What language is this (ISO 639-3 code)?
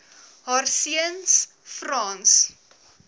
afr